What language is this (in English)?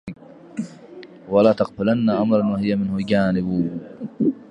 Arabic